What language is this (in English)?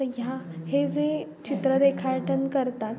Marathi